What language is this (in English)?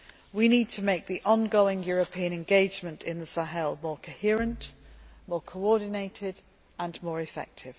English